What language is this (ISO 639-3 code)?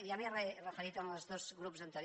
cat